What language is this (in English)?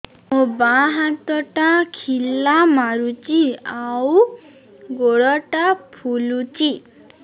Odia